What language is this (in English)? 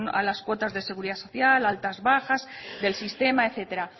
Spanish